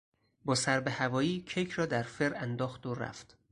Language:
Persian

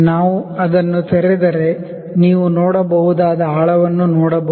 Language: Kannada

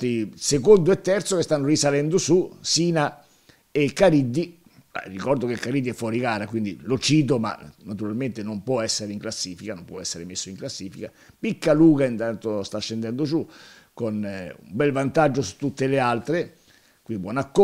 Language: Italian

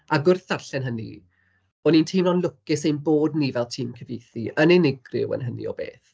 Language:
Welsh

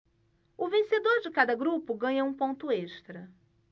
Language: Portuguese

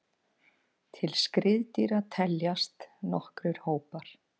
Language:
Icelandic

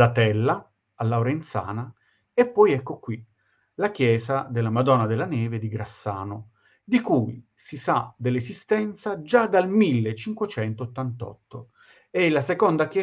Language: Italian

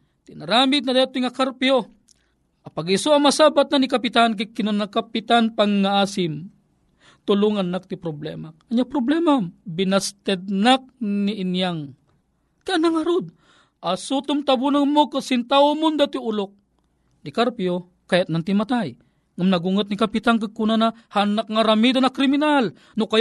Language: Filipino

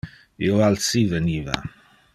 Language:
Interlingua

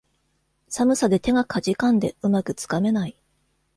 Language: Japanese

